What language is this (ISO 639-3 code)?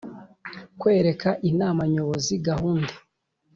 kin